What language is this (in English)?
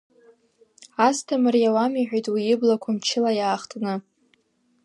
Abkhazian